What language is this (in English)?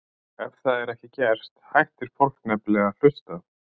Icelandic